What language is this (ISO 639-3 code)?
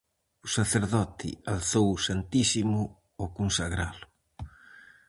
glg